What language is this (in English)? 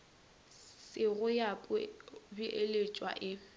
Northern Sotho